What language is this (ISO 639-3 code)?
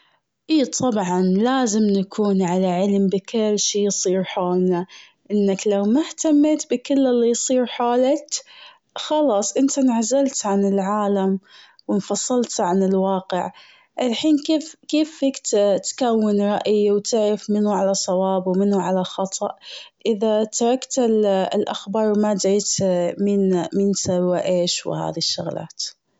afb